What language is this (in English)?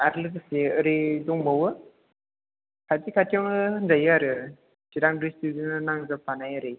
Bodo